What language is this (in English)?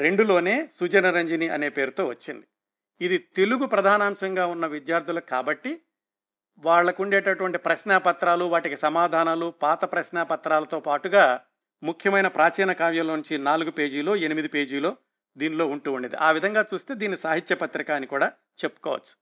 Telugu